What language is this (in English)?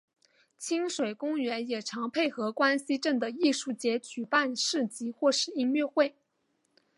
Chinese